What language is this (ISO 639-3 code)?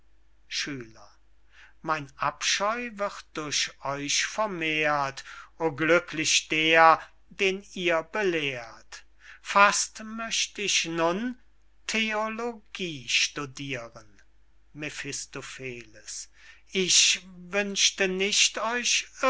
deu